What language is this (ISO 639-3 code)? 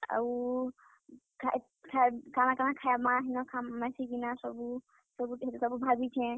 ori